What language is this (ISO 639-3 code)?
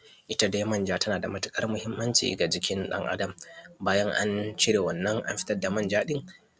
hau